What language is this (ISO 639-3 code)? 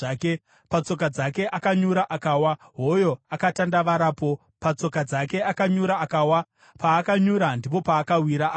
sna